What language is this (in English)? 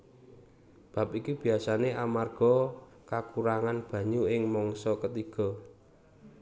Javanese